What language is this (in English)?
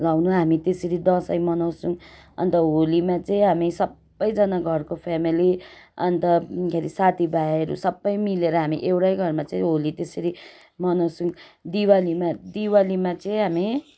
Nepali